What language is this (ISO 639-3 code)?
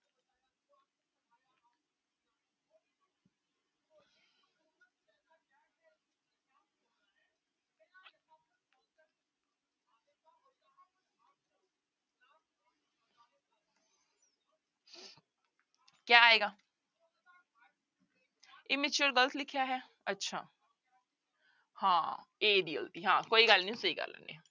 pan